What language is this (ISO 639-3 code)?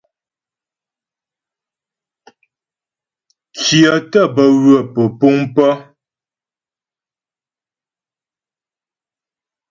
bbj